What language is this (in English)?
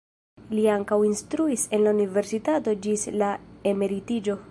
Esperanto